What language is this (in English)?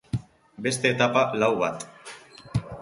Basque